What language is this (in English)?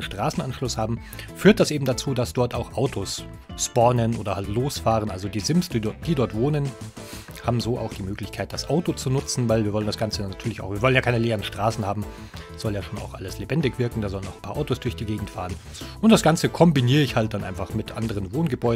German